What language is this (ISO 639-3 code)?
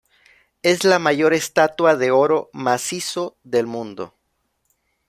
spa